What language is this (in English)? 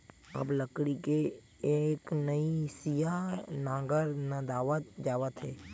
Chhattisgarhi